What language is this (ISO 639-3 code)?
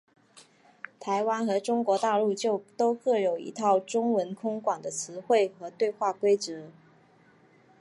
zho